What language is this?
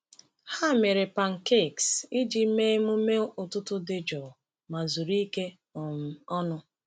Igbo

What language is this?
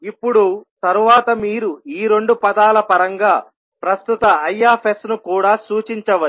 Telugu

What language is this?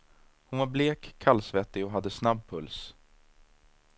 Swedish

